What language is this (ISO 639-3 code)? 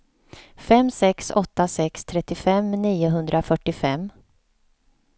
swe